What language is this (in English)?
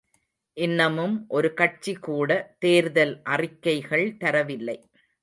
Tamil